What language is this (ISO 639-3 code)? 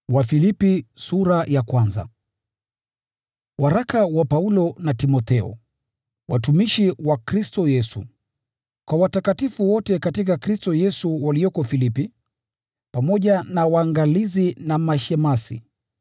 swa